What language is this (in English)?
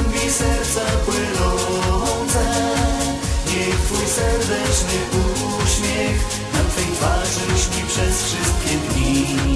Romanian